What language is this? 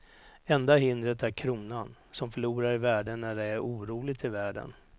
Swedish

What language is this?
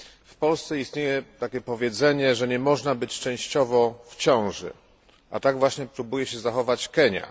Polish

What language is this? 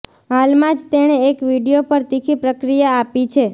Gujarati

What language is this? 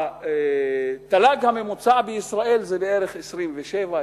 Hebrew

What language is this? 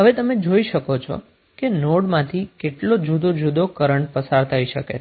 Gujarati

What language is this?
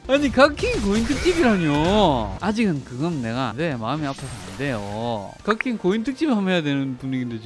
Korean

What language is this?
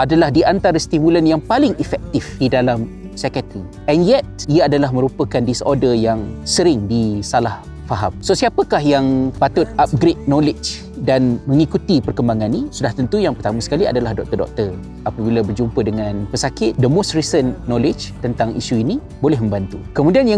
Malay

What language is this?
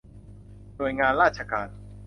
Thai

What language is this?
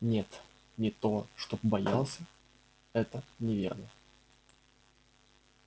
Russian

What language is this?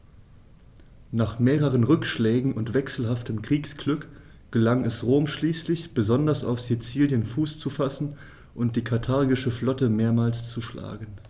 German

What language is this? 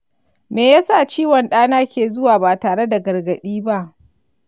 Hausa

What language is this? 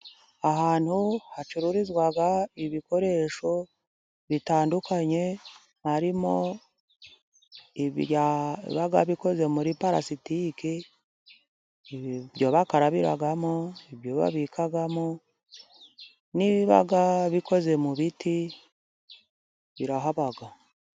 Kinyarwanda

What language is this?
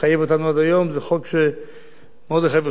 Hebrew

